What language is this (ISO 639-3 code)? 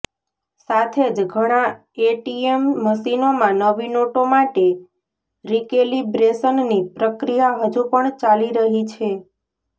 guj